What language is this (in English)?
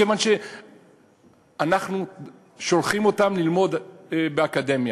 Hebrew